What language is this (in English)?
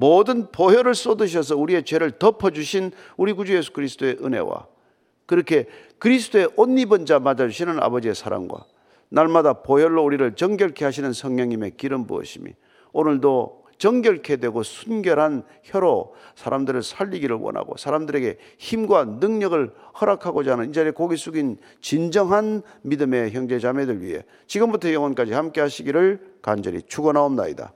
Korean